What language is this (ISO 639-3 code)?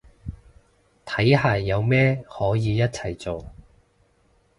yue